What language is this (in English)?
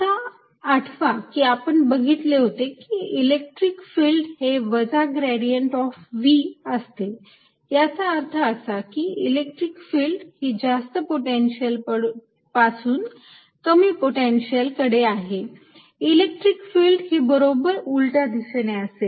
Marathi